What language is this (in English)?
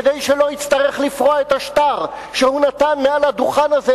Hebrew